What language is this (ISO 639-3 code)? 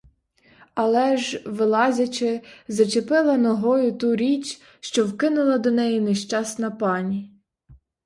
ukr